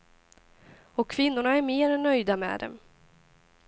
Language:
Swedish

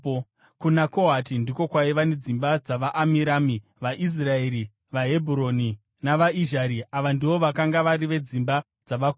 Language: Shona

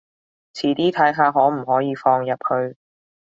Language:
Cantonese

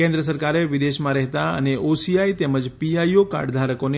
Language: Gujarati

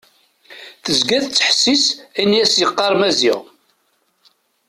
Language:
Kabyle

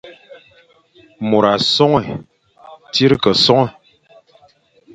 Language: Fang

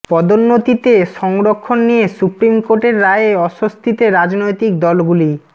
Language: Bangla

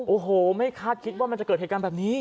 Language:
Thai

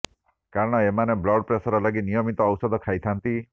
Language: Odia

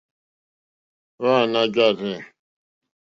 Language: Mokpwe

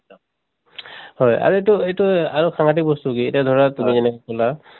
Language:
Assamese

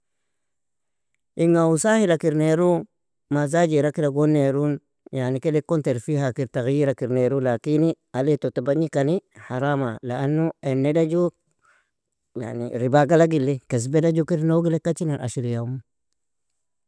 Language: Nobiin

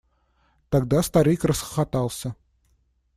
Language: Russian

